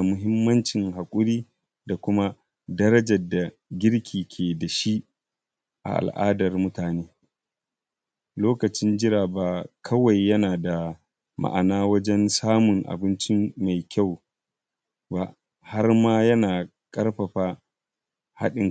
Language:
Hausa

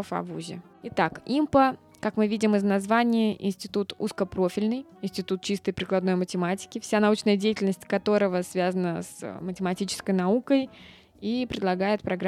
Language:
Russian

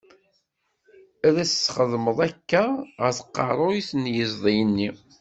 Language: Kabyle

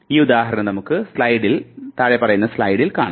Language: Malayalam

